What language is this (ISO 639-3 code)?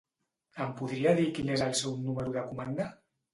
cat